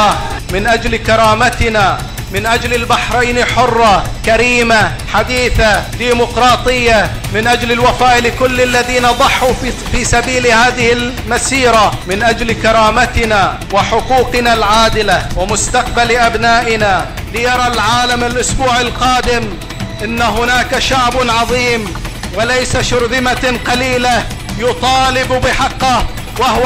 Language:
Arabic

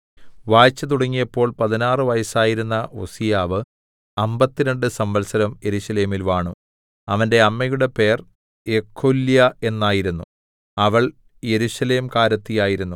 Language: Malayalam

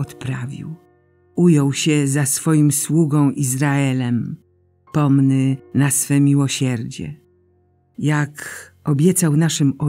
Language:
Polish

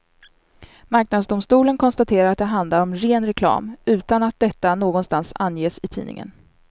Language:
Swedish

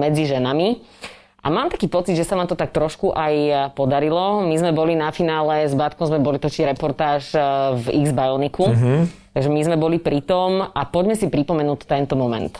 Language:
Slovak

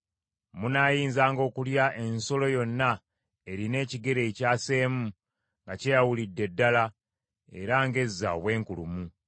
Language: Ganda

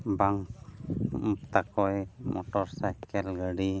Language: Santali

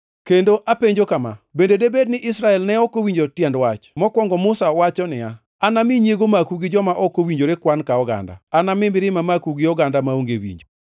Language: Luo (Kenya and Tanzania)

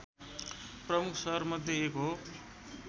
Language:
Nepali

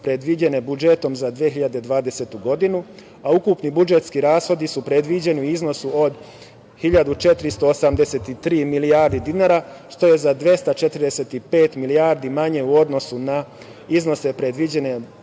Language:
Serbian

